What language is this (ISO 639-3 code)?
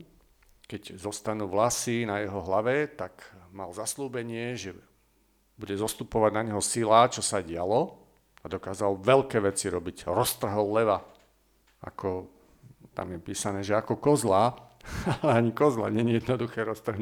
slk